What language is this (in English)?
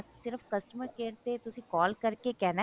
Punjabi